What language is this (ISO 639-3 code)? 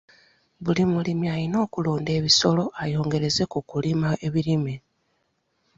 lug